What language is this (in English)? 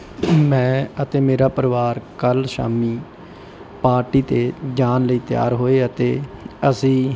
Punjabi